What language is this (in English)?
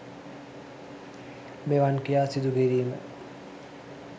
Sinhala